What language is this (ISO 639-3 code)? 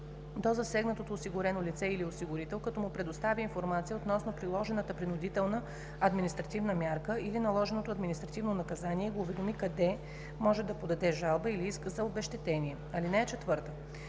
bul